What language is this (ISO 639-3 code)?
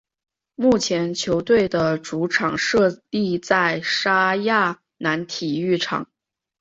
zho